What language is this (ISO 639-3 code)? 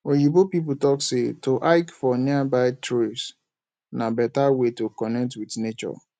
pcm